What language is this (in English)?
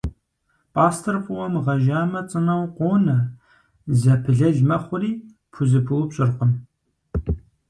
Kabardian